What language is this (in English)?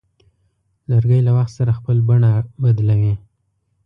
Pashto